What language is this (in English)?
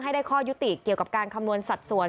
Thai